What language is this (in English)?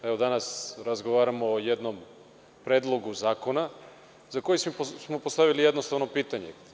Serbian